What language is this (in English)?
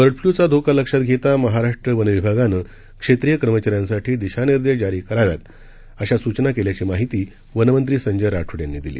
Marathi